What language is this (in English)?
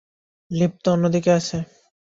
Bangla